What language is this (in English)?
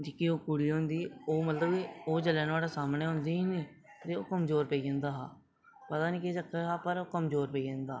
Dogri